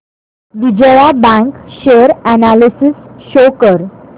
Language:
Marathi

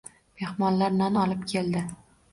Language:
Uzbek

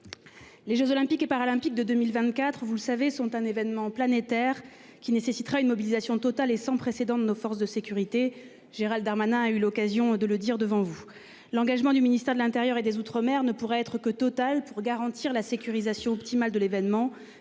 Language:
French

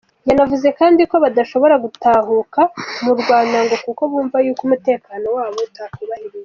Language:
Kinyarwanda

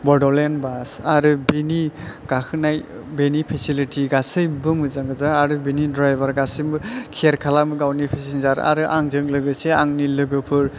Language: Bodo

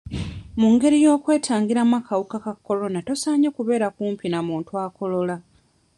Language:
Ganda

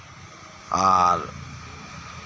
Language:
Santali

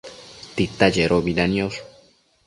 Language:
Matsés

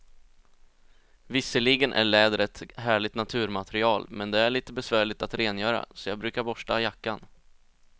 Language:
Swedish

